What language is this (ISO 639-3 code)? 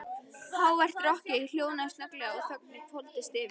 isl